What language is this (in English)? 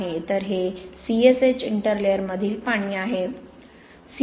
Marathi